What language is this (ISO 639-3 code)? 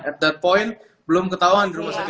ind